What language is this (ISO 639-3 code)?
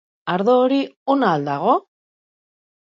eus